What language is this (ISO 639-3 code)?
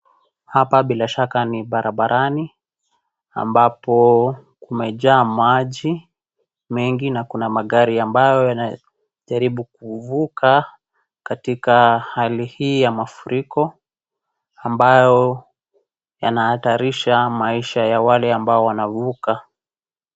swa